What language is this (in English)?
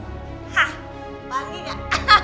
Indonesian